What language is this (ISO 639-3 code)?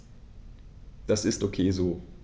deu